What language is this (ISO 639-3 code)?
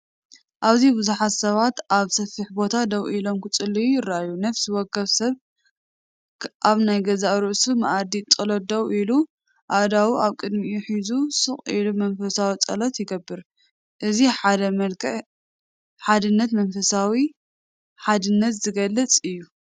tir